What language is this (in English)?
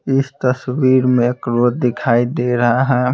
Hindi